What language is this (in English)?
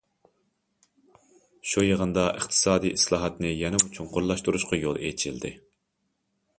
Uyghur